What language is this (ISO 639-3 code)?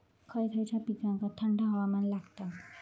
mar